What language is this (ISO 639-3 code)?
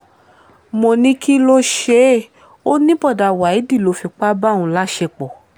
yor